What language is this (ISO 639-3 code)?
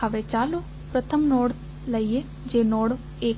guj